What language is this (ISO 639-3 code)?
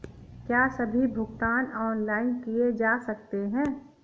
hin